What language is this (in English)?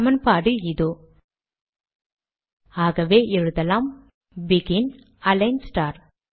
Tamil